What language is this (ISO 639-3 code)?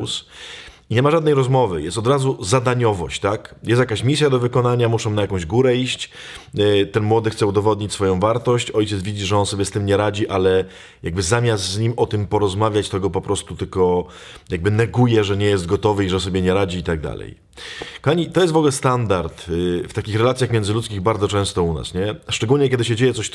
pol